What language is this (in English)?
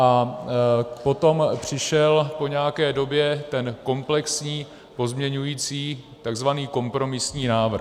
Czech